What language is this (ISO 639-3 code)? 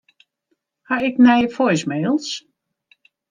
fry